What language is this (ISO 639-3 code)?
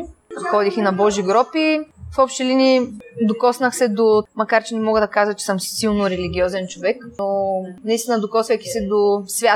bul